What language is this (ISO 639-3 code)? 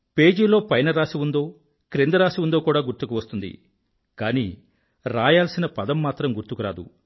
tel